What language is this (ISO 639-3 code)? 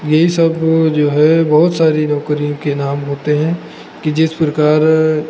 hin